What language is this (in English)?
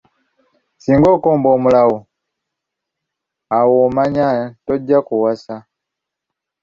Ganda